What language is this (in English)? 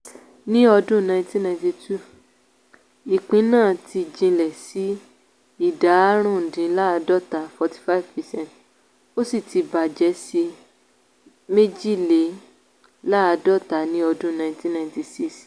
Yoruba